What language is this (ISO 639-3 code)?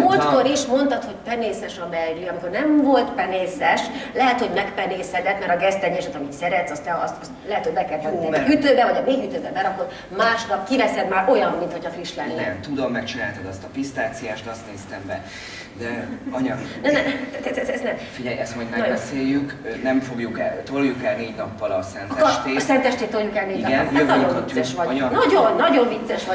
hun